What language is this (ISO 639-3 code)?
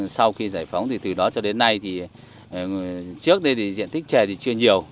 vie